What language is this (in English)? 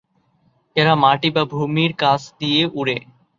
Bangla